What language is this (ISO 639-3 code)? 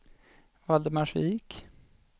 swe